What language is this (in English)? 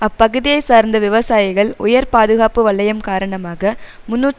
Tamil